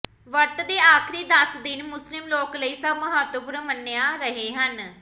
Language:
Punjabi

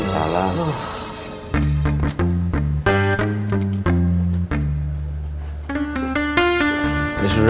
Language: Indonesian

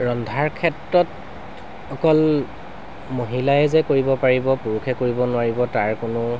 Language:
Assamese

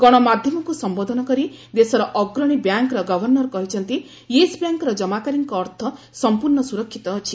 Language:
Odia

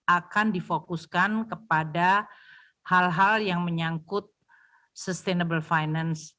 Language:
Indonesian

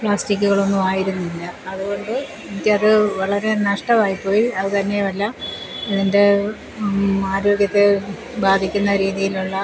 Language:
Malayalam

